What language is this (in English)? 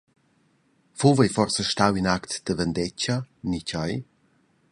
Romansh